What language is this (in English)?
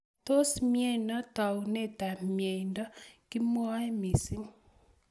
Kalenjin